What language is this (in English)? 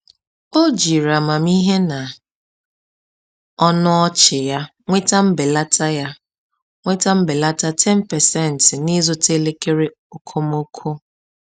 Igbo